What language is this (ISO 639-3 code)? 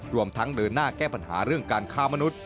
tha